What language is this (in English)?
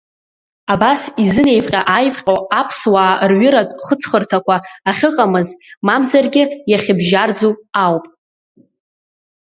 Abkhazian